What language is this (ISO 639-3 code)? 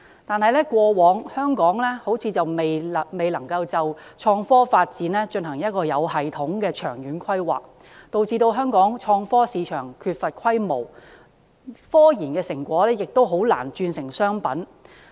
yue